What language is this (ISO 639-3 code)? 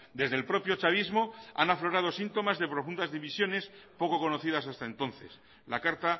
spa